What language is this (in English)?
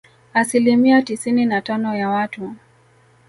Swahili